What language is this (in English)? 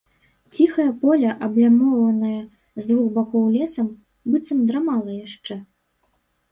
Belarusian